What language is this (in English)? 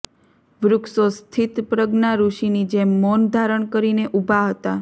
Gujarati